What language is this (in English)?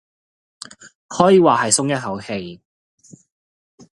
Cantonese